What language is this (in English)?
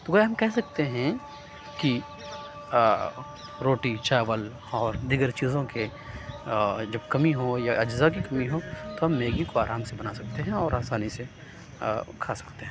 Urdu